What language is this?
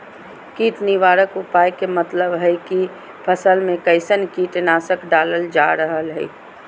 Magahi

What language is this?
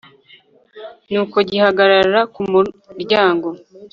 Kinyarwanda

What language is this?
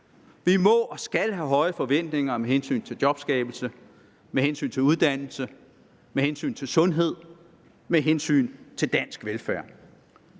Danish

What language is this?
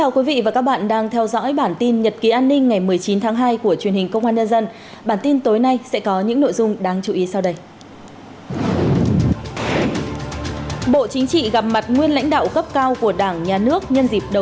Vietnamese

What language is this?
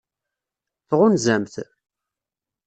Kabyle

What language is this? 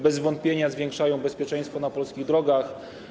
Polish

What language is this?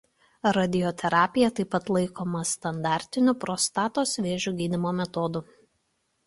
Lithuanian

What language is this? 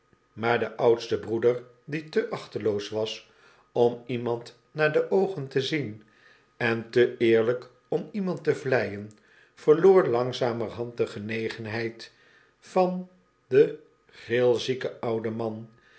Dutch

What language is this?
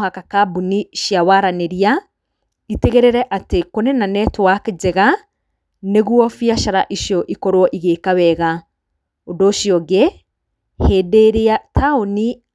Kikuyu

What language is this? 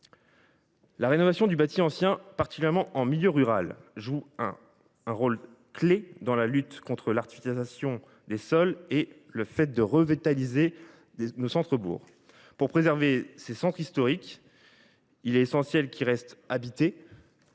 French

